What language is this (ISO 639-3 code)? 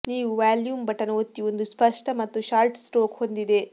kan